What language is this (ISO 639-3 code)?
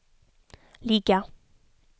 swe